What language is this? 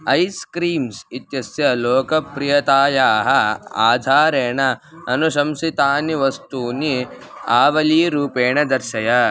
Sanskrit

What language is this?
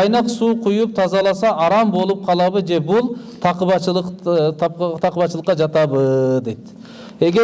Turkish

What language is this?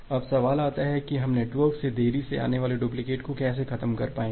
Hindi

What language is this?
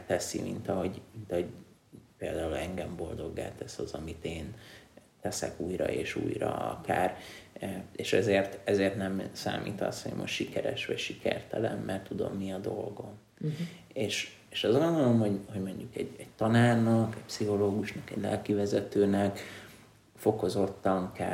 Hungarian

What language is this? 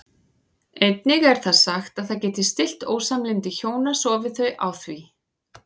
Icelandic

